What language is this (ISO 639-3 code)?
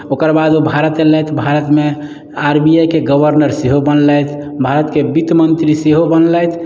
mai